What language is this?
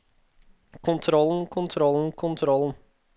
Norwegian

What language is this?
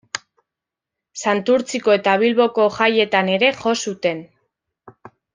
Basque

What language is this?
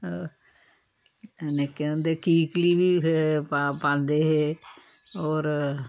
Dogri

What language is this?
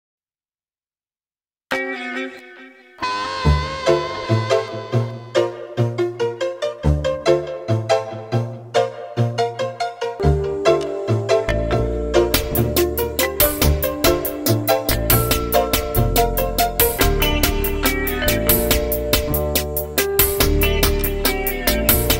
Romanian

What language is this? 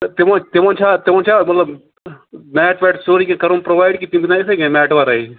Kashmiri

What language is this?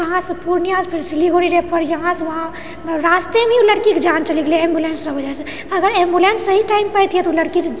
Maithili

